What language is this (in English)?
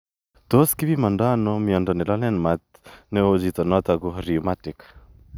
Kalenjin